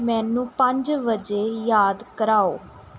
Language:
Punjabi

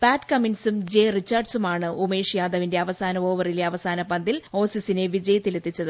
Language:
Malayalam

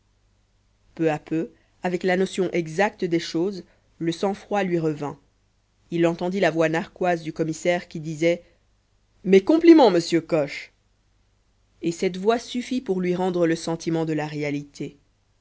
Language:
French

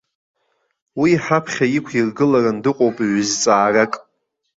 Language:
Abkhazian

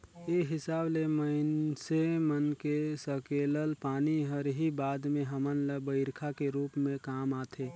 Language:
Chhattisgarhi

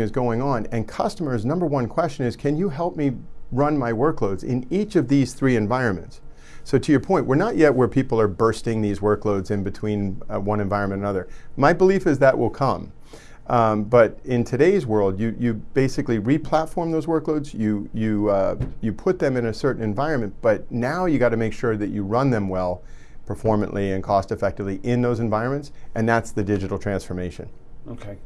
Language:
English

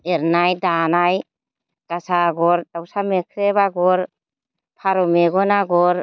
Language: Bodo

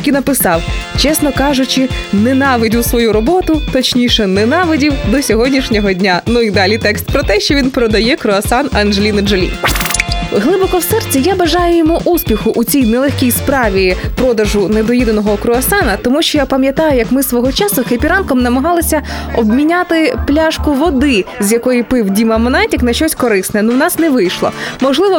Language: Ukrainian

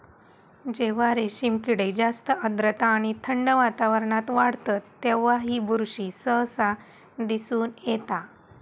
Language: Marathi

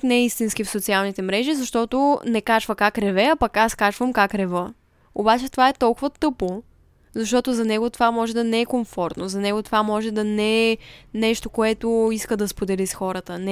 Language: Bulgarian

